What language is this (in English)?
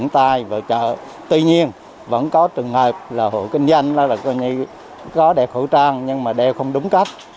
Vietnamese